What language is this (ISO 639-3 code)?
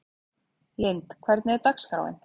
isl